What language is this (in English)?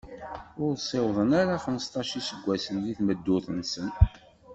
Kabyle